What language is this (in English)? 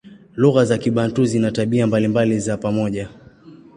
Swahili